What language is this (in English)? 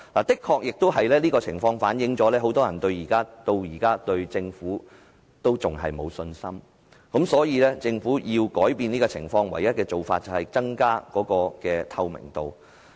Cantonese